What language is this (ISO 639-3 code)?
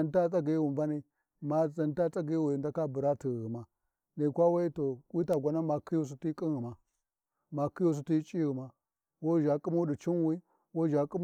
wji